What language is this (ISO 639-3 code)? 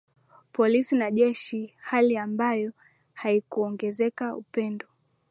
swa